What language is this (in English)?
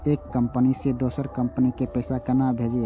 Maithili